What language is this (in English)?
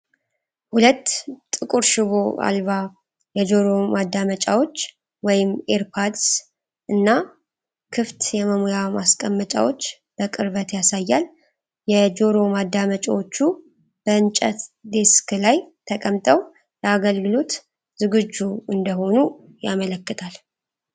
Amharic